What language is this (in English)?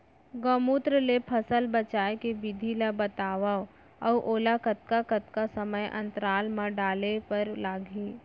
Chhattisgarhi